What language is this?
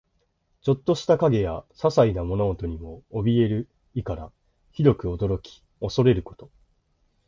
Japanese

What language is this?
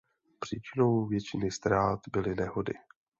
Czech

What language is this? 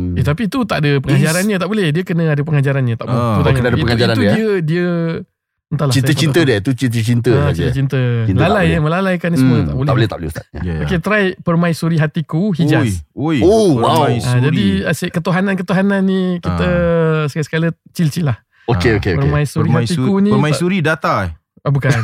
Malay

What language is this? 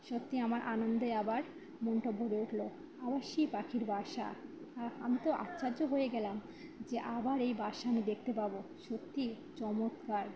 Bangla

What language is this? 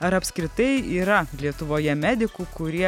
Lithuanian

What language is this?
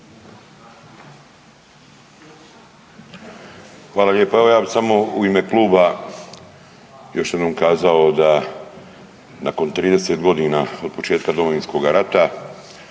Croatian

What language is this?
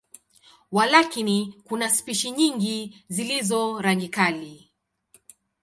Swahili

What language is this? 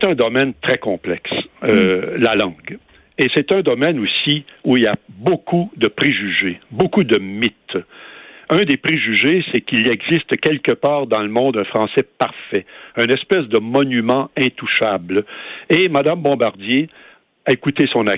French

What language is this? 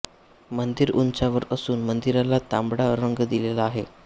Marathi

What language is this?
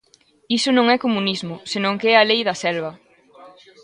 Galician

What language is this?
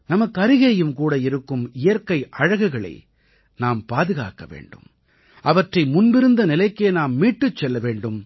Tamil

